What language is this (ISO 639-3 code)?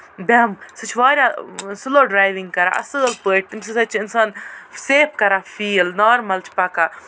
kas